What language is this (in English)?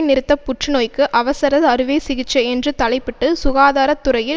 Tamil